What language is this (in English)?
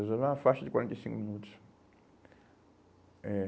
Portuguese